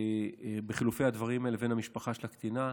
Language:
Hebrew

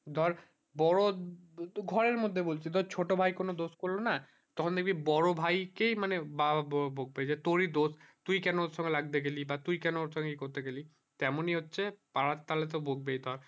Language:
Bangla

